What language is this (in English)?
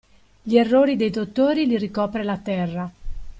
Italian